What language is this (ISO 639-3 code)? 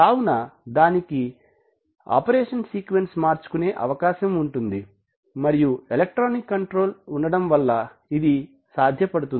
tel